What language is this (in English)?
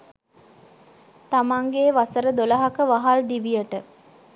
Sinhala